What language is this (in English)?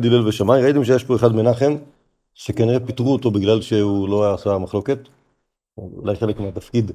Hebrew